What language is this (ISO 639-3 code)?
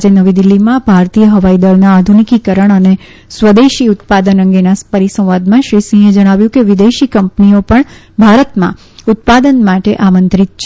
guj